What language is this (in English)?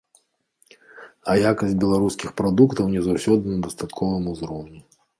Belarusian